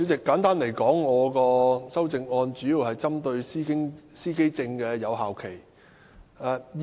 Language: Cantonese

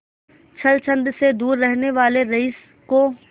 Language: Hindi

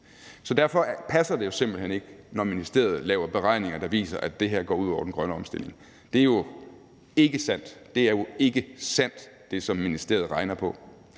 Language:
Danish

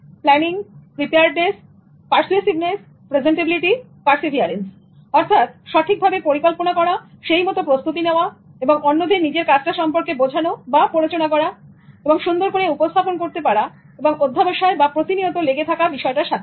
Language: Bangla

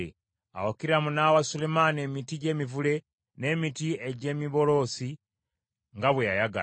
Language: Ganda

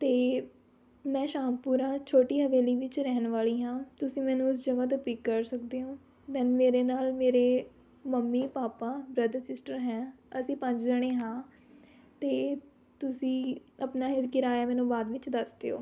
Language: Punjabi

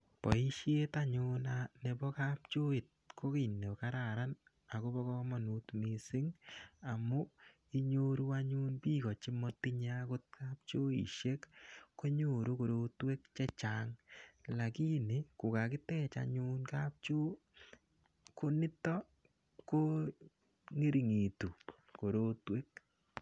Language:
Kalenjin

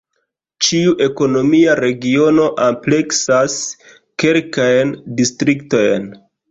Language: Esperanto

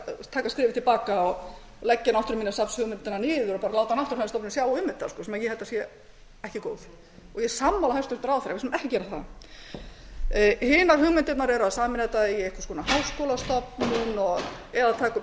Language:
Icelandic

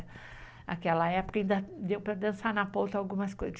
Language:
Portuguese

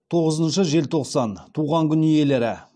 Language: Kazakh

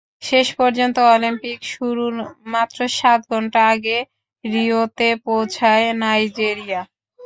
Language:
Bangla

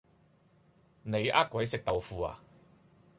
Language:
Cantonese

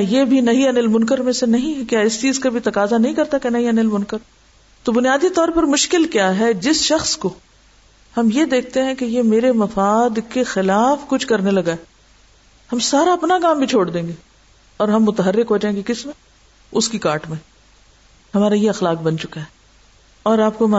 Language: Urdu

